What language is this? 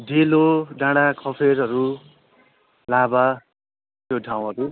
Nepali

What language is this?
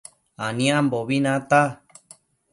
Matsés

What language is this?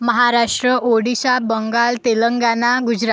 Marathi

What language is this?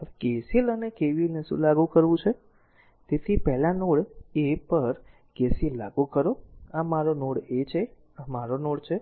Gujarati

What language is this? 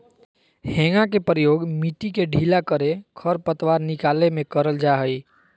Magahi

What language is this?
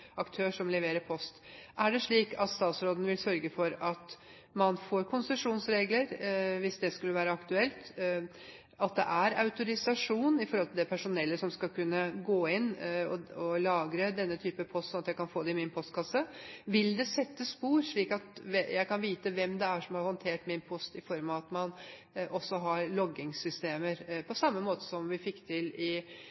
Norwegian Bokmål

